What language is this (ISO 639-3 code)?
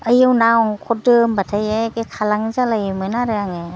brx